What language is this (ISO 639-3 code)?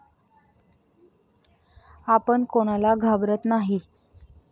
mar